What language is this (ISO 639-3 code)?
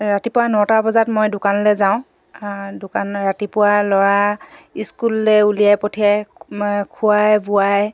asm